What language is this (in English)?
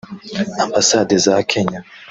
Kinyarwanda